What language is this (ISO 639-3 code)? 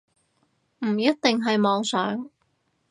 yue